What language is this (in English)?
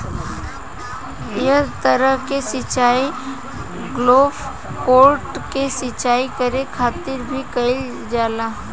Bhojpuri